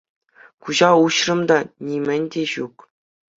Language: Chuvash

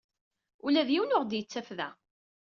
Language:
Kabyle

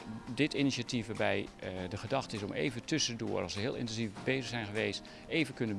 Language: Dutch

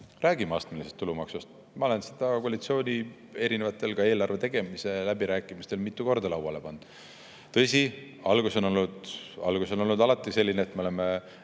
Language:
Estonian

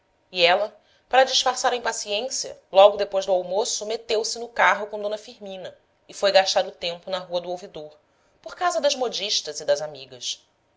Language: Portuguese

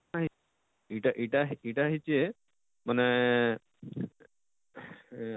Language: Odia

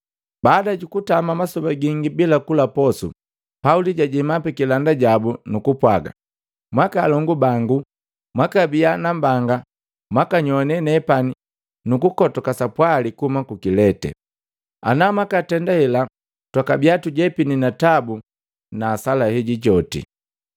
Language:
Matengo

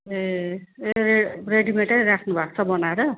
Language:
Nepali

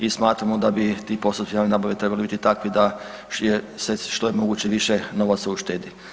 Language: Croatian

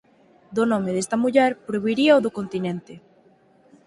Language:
Galician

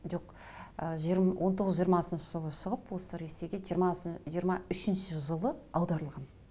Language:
Kazakh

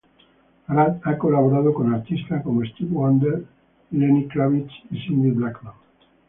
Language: Spanish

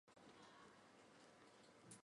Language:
Chinese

